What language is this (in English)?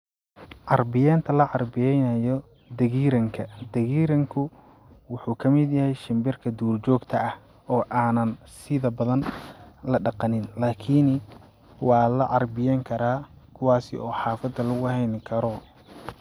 Somali